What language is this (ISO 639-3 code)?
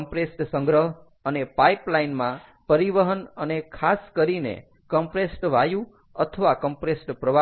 guj